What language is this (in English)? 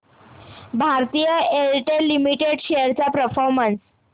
Marathi